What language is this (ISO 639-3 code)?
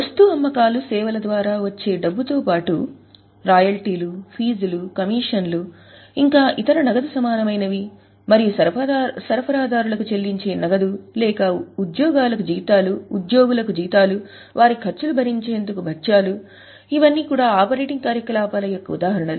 tel